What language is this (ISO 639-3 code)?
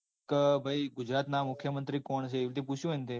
guj